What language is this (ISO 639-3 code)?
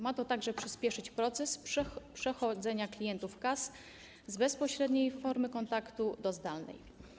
pol